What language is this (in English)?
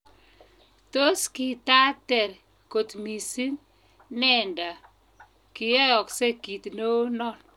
Kalenjin